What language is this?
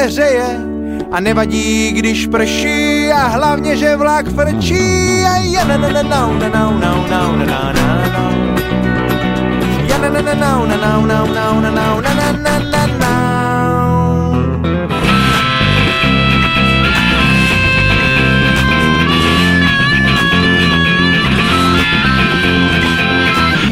Slovak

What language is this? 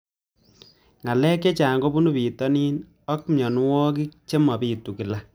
Kalenjin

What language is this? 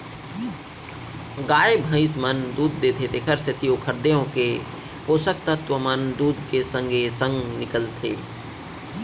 Chhattisgarhi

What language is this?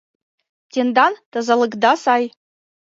Mari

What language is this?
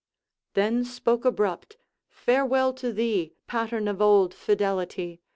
English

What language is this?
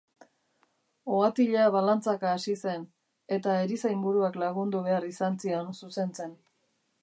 Basque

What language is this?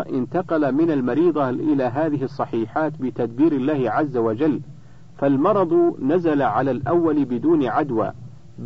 Arabic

